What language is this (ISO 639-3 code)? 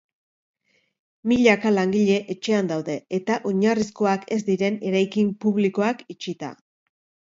eus